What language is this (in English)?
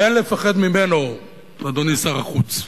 Hebrew